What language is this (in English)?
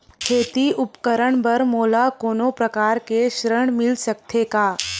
Chhattisgarhi